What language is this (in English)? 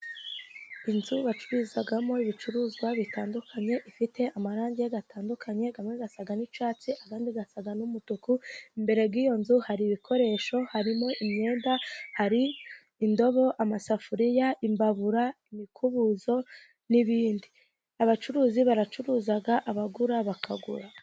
Kinyarwanda